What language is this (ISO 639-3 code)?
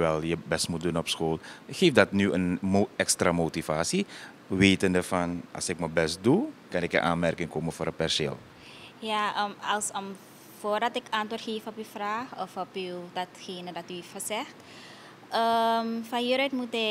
nld